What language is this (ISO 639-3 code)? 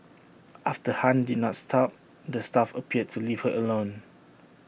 eng